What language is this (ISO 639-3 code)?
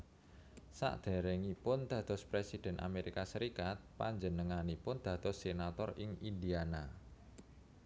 jav